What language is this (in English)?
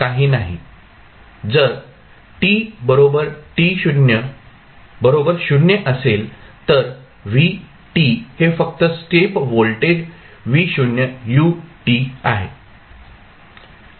Marathi